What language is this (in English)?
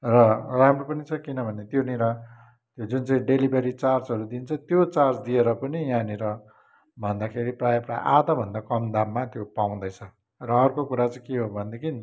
Nepali